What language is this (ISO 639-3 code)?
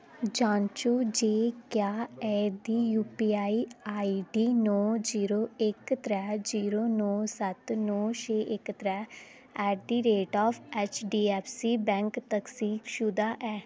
doi